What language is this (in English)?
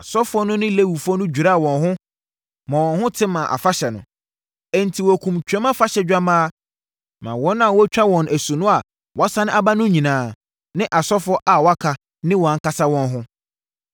Akan